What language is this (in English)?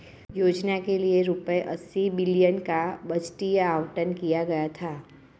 Hindi